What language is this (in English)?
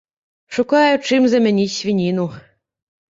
Belarusian